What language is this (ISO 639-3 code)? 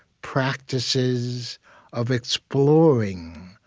eng